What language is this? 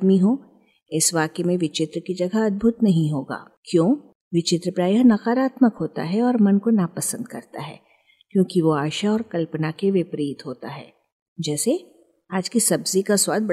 Hindi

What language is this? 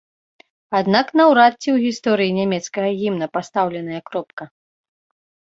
Belarusian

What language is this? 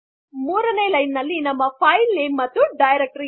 Kannada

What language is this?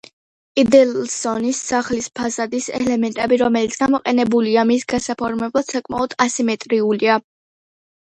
Georgian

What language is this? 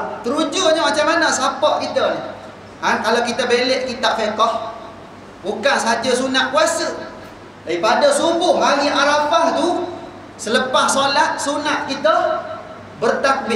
Malay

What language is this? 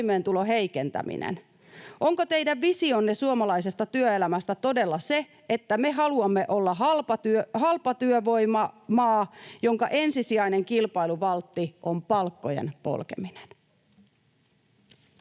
Finnish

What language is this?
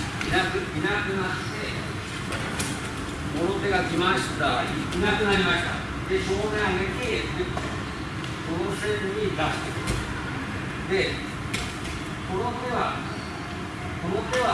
Japanese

